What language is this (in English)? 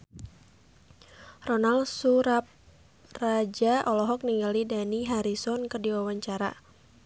Sundanese